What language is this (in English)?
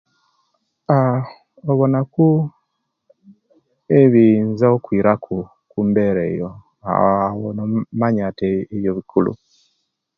Kenyi